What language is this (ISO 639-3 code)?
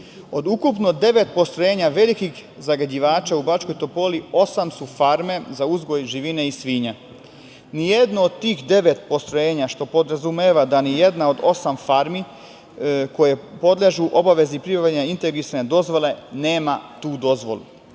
srp